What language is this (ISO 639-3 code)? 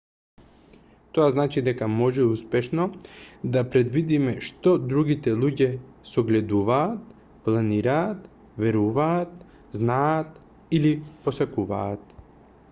mkd